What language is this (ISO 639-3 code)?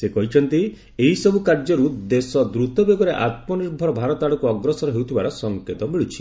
ori